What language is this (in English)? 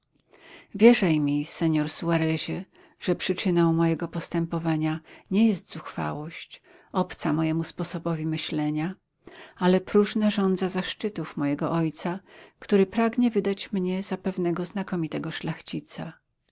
Polish